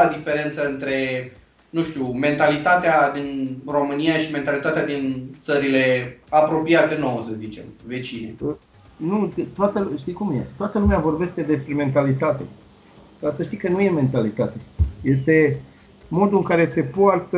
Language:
Romanian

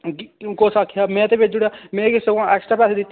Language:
Dogri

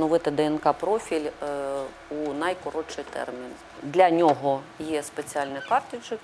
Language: Ukrainian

